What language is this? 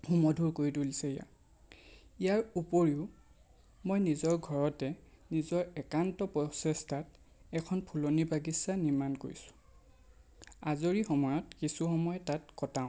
Assamese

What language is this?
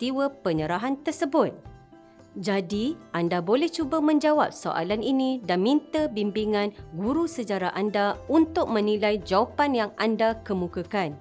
Malay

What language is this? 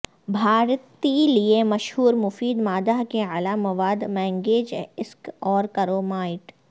Urdu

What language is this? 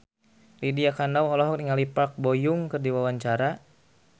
Sundanese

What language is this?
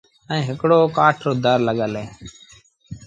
Sindhi Bhil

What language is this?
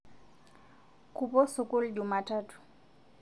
Masai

